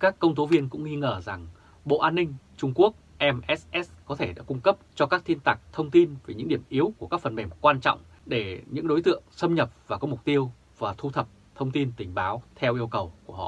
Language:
Vietnamese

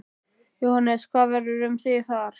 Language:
Icelandic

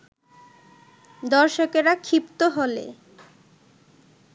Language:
Bangla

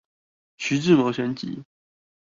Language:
Chinese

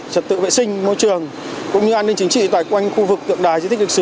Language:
Vietnamese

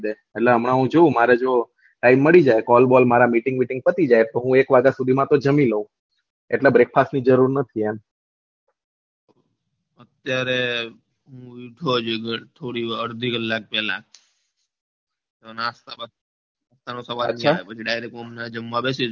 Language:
Gujarati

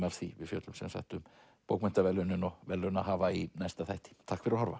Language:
Icelandic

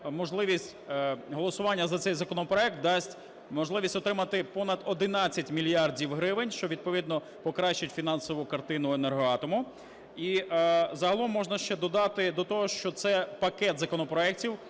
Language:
Ukrainian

